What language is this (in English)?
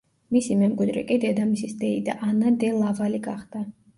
Georgian